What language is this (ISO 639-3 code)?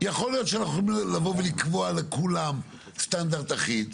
heb